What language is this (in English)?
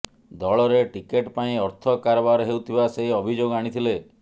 Odia